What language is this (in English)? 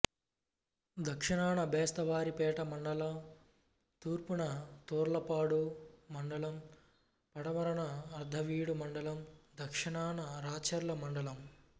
Telugu